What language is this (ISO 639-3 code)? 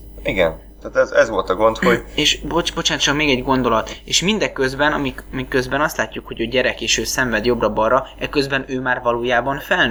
hun